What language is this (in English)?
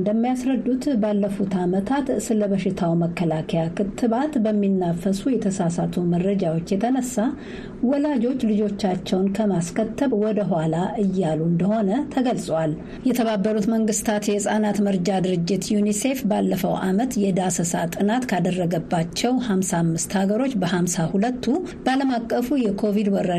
Amharic